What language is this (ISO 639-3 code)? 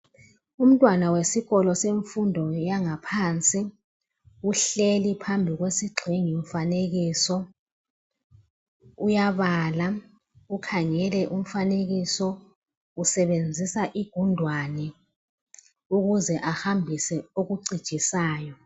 nde